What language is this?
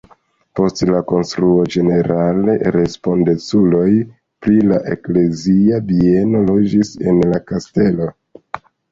Esperanto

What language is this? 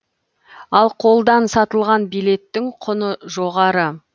Kazakh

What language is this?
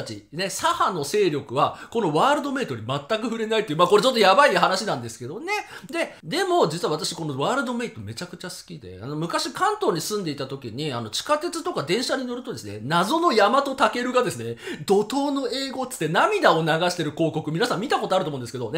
Japanese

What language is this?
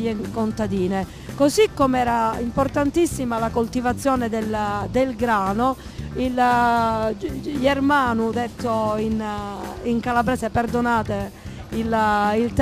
Italian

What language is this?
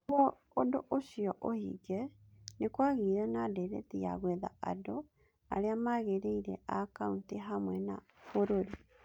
Kikuyu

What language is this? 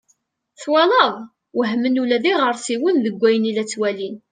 Kabyle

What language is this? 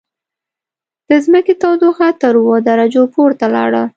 Pashto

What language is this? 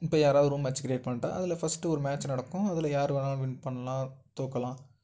Tamil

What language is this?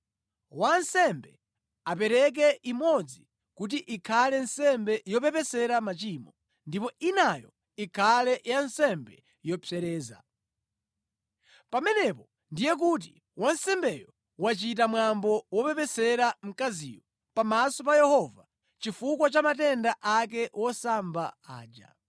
Nyanja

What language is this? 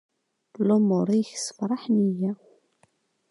Kabyle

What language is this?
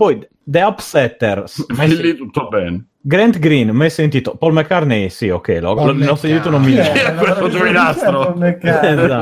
Italian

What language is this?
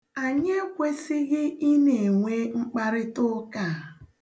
Igbo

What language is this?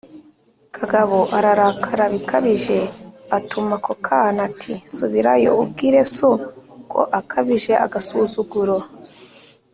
Kinyarwanda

